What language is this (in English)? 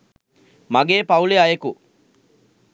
Sinhala